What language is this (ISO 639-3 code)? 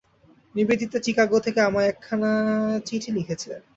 ben